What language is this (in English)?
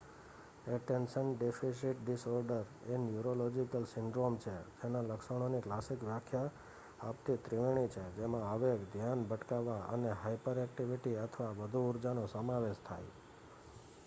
Gujarati